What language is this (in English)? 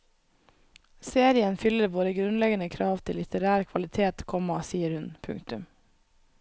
Norwegian